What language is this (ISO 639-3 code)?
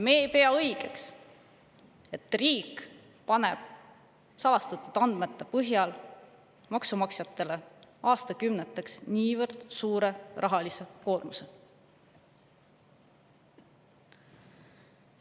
est